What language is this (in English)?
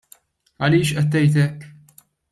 Maltese